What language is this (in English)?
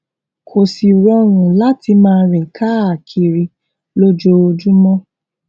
Yoruba